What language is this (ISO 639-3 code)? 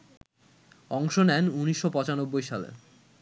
ben